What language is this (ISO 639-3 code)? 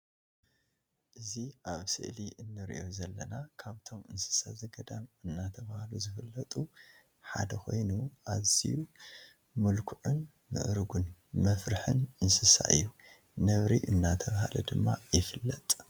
tir